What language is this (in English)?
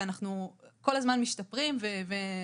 Hebrew